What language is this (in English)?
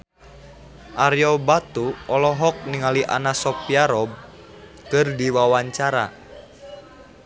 Sundanese